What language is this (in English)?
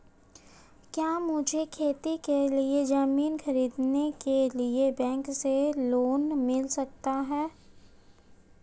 Hindi